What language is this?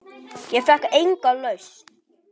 Icelandic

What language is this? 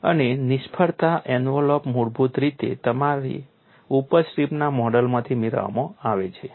Gujarati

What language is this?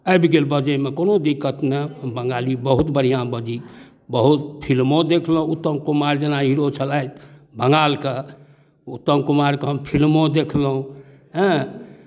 Maithili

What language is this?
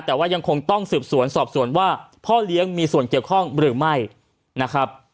Thai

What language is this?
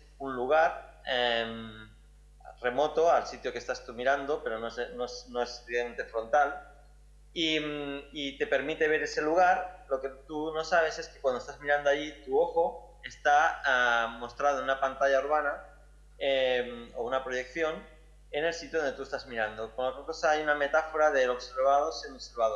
Spanish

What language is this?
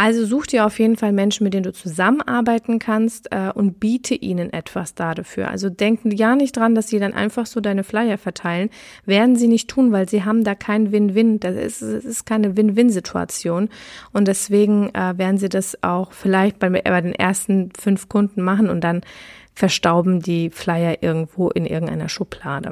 German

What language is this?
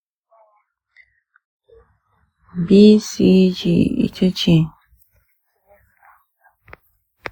Hausa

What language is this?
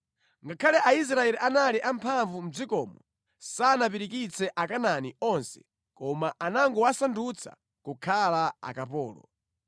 Nyanja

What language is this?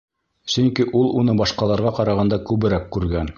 Bashkir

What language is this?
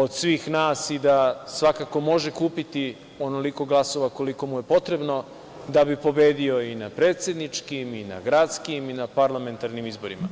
Serbian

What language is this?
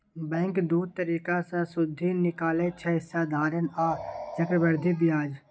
Maithili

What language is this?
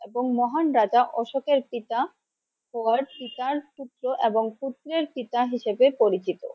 Bangla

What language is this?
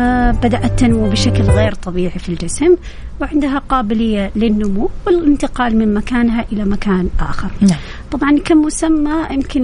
Arabic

